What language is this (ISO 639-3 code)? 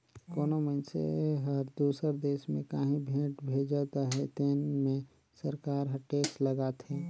hne